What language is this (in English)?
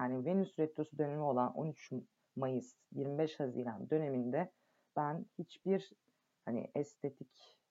Turkish